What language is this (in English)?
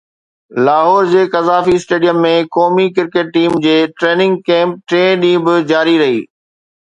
Sindhi